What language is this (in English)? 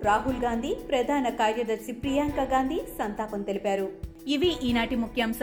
Telugu